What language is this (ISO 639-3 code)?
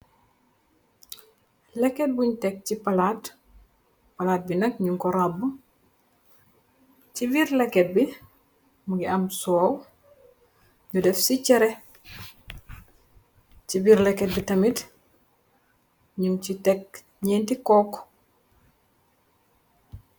wol